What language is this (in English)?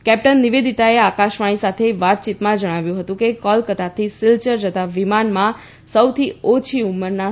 Gujarati